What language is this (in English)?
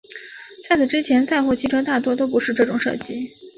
Chinese